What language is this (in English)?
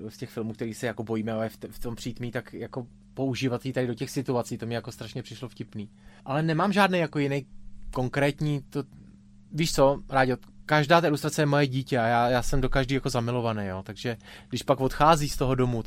Czech